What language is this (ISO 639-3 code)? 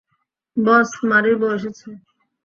ben